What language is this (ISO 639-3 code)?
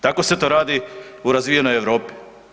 hrv